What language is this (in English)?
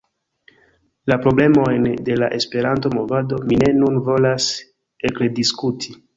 Esperanto